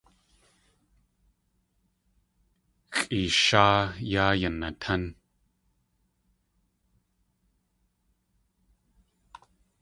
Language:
Tlingit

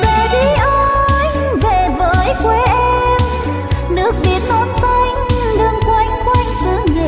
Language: Vietnamese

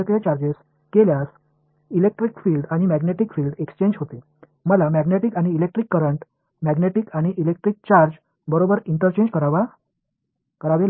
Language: Tamil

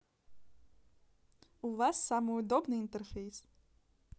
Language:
Russian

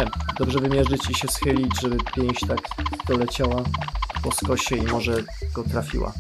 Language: Polish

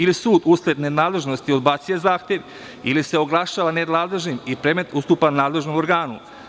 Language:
Serbian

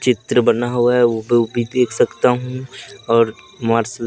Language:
Hindi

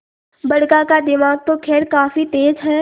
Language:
Hindi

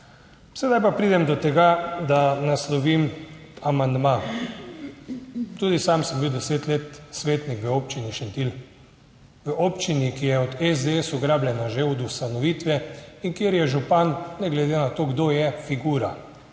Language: Slovenian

